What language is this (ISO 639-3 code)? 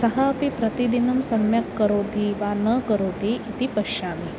san